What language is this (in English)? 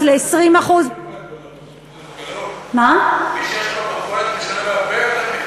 Hebrew